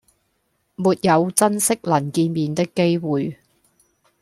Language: Cantonese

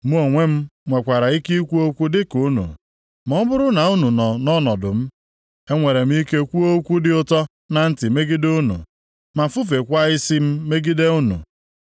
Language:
Igbo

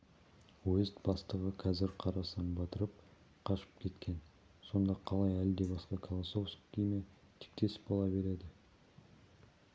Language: Kazakh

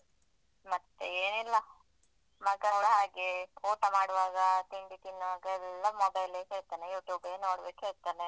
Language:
Kannada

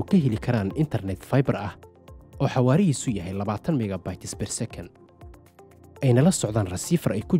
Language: Arabic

